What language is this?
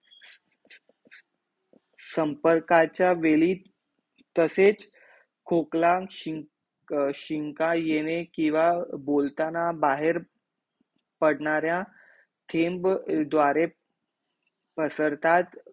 Marathi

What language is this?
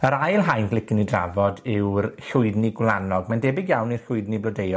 Welsh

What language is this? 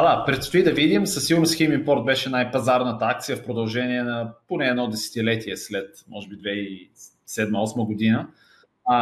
Bulgarian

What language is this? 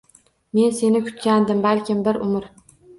Uzbek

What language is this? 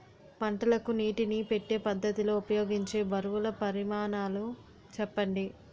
Telugu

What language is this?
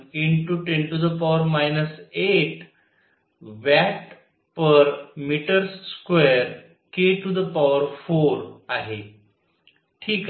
Marathi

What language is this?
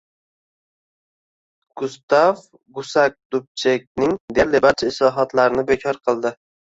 Uzbek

